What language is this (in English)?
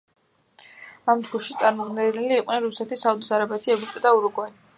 Georgian